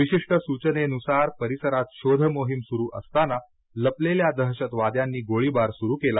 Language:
Marathi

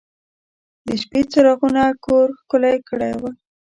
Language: Pashto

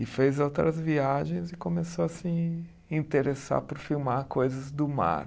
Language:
Portuguese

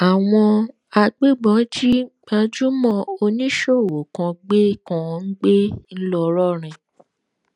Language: Yoruba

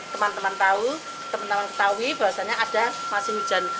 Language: Indonesian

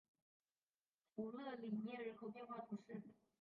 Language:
Chinese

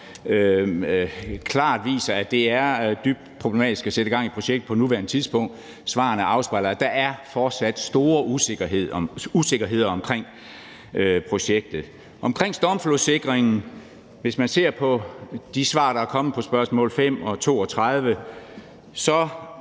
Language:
Danish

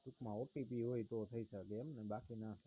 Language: Gujarati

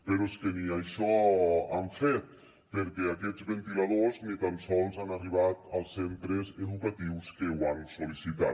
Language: Catalan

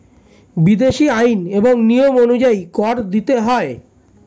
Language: Bangla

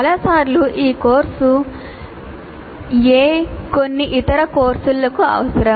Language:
Telugu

